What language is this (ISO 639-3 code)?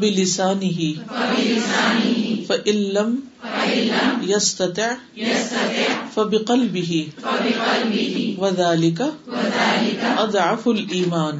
urd